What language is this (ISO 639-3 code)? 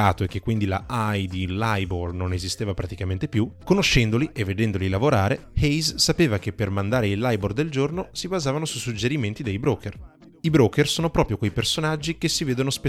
ita